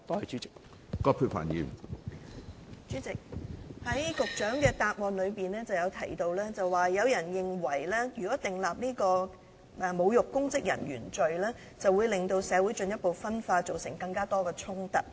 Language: Cantonese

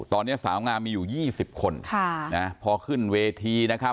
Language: Thai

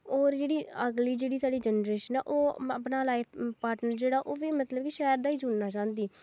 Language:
Dogri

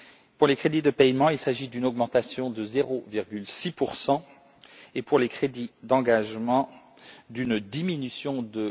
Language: French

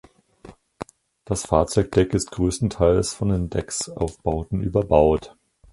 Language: German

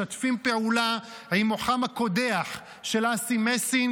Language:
Hebrew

